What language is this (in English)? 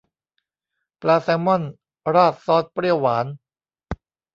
Thai